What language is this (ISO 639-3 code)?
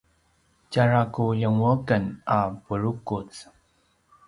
pwn